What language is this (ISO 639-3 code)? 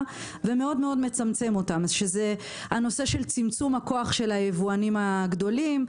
heb